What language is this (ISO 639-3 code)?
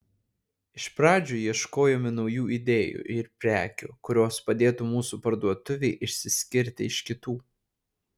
lit